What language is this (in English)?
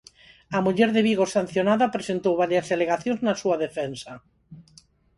Galician